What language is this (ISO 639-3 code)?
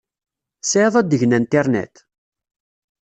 kab